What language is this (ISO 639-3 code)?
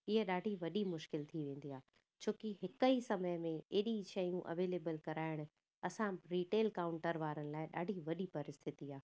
snd